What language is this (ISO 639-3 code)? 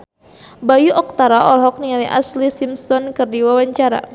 sun